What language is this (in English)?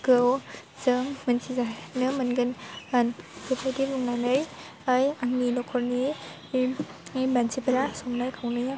Bodo